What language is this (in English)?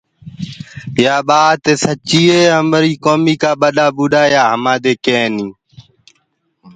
Gurgula